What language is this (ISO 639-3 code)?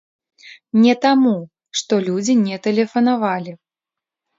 bel